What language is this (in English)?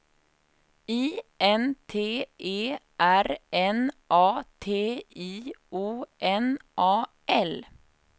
Swedish